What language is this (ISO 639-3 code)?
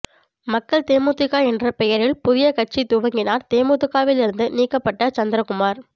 tam